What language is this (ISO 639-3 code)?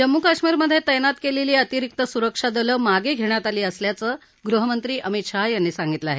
mar